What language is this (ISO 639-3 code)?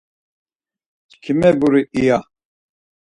lzz